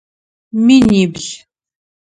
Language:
Adyghe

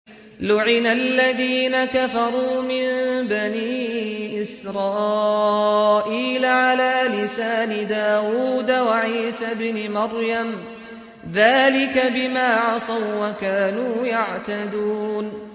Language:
Arabic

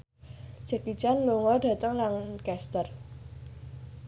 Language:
Javanese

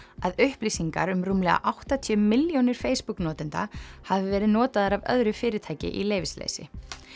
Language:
Icelandic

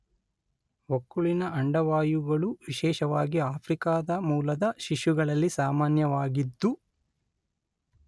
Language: Kannada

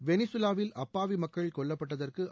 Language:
Tamil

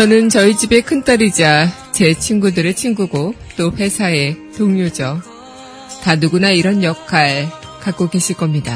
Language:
Korean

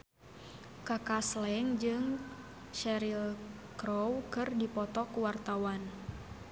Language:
Sundanese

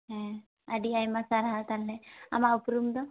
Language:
Santali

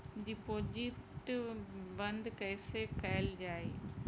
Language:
Bhojpuri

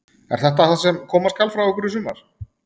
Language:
Icelandic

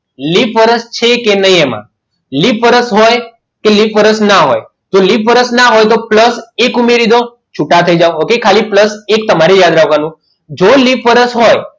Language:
Gujarati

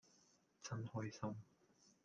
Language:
Cantonese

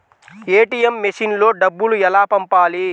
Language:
Telugu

